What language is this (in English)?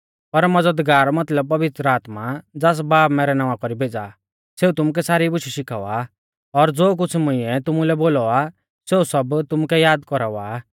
Mahasu Pahari